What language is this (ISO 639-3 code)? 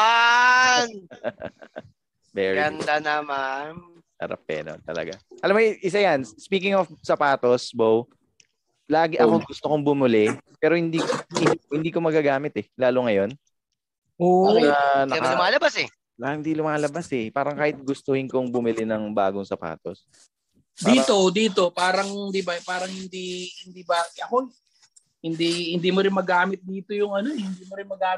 fil